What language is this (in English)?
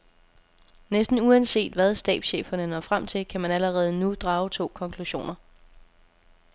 Danish